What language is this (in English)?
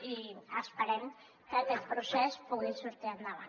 Catalan